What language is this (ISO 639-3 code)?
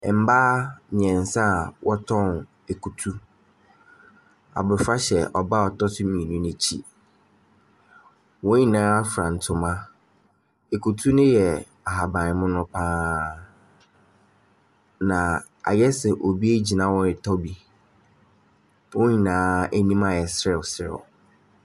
aka